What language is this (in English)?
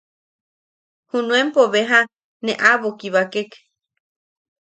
Yaqui